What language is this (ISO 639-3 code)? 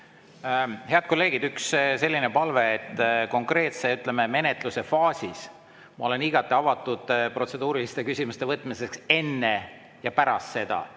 est